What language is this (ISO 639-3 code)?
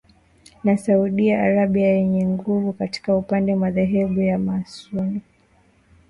swa